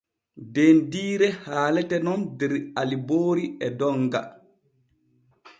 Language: Borgu Fulfulde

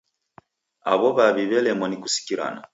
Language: Taita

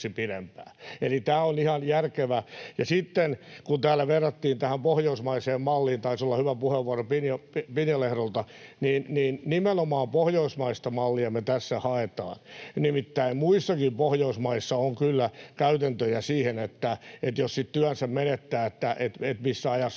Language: Finnish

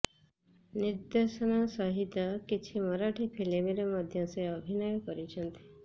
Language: Odia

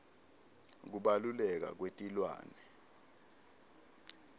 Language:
Swati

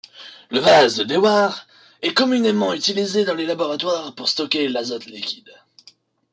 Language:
French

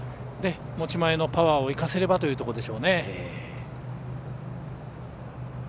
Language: Japanese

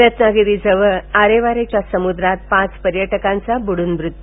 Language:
Marathi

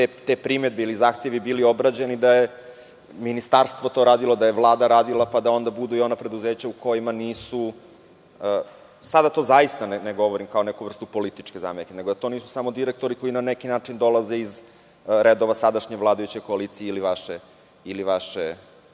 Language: Serbian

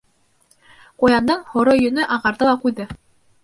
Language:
Bashkir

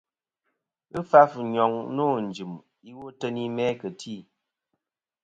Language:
Kom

